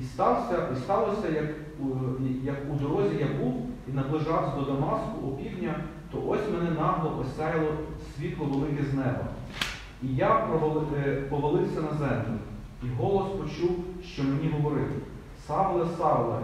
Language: Ukrainian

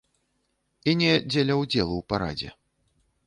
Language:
Belarusian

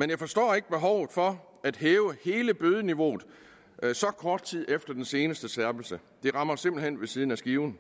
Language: Danish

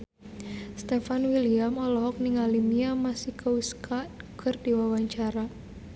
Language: Sundanese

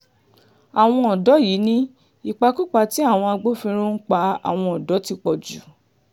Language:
Yoruba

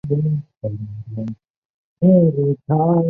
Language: Chinese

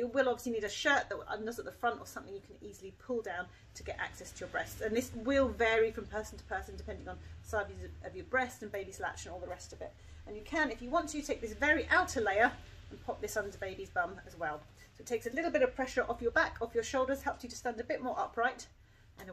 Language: English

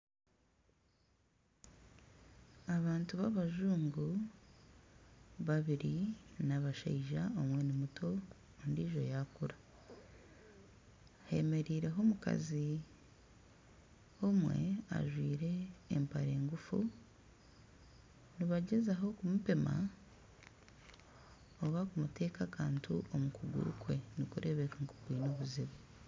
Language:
Nyankole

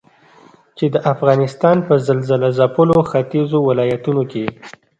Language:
Pashto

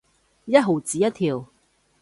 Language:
Cantonese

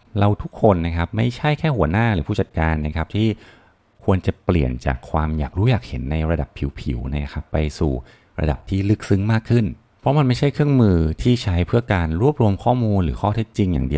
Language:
Thai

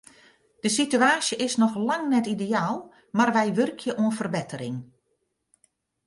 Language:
Western Frisian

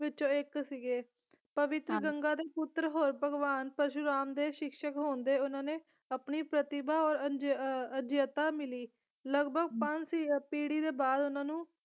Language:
Punjabi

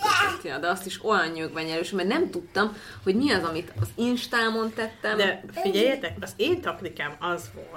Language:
Hungarian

